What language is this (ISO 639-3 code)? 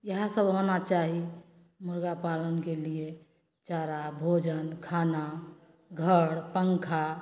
mai